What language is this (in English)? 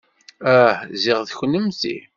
Kabyle